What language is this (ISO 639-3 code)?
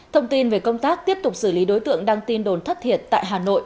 vie